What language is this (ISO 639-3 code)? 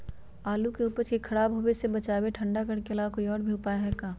mag